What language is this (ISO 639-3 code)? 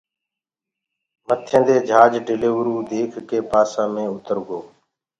ggg